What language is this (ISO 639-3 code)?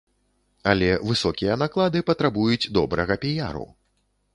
bel